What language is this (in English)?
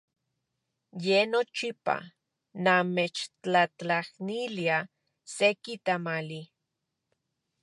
Central Puebla Nahuatl